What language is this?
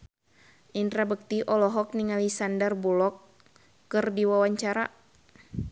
Sundanese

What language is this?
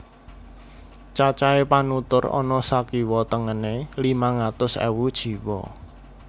Javanese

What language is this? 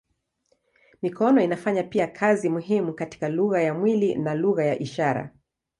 Swahili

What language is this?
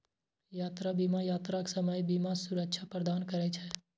Maithili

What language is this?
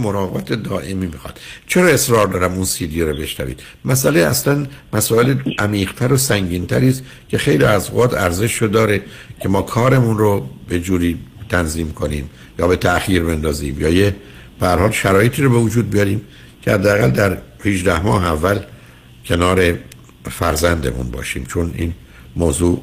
Persian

